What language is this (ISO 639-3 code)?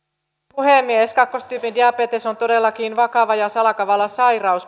fin